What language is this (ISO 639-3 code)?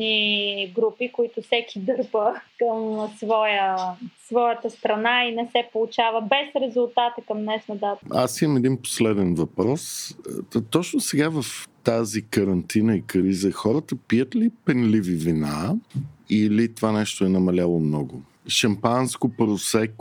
bul